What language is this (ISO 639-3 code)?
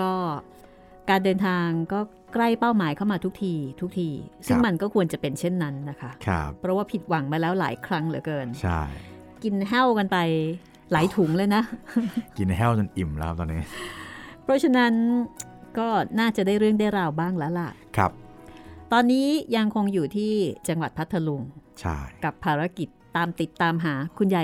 tha